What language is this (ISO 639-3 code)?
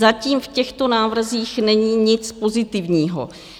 ces